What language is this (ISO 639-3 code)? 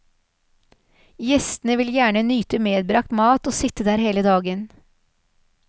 nor